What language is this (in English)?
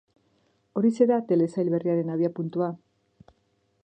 Basque